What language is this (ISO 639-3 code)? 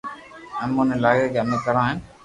lrk